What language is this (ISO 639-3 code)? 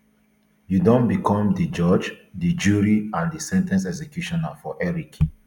pcm